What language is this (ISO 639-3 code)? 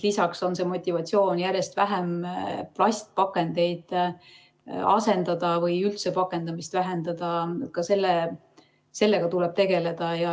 est